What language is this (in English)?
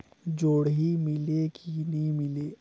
Chhattisgarhi